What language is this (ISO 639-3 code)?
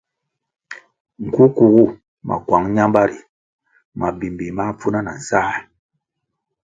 nmg